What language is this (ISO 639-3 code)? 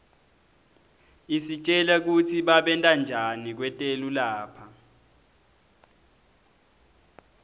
ssw